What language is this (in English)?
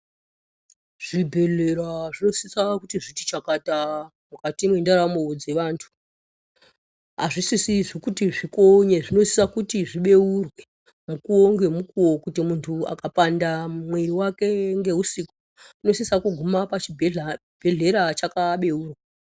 Ndau